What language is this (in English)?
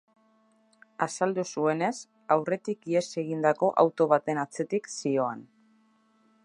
Basque